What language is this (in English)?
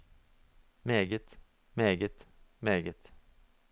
Norwegian